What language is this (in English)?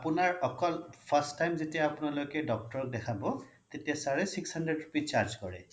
Assamese